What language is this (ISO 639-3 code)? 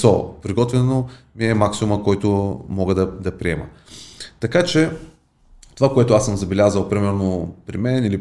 bul